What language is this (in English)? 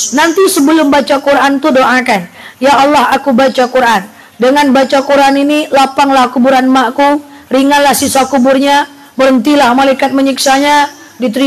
Indonesian